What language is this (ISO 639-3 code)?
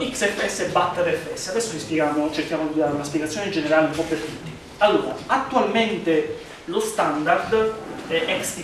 ita